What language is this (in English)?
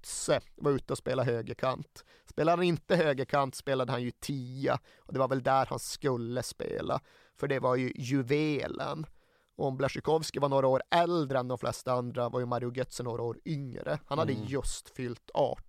Swedish